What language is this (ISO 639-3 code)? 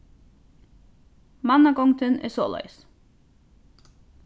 fao